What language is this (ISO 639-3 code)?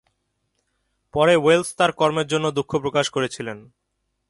ben